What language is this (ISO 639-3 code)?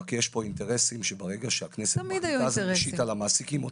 heb